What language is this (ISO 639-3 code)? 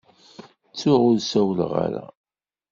kab